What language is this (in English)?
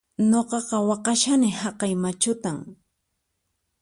Puno Quechua